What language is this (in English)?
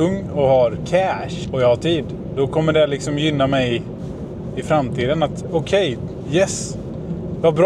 Swedish